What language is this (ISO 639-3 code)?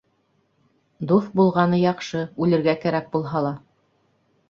bak